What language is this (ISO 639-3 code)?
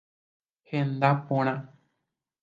grn